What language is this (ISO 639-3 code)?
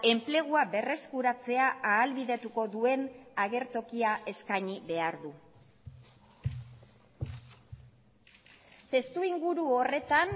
eus